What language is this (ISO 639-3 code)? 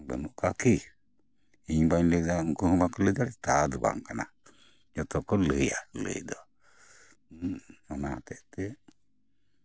sat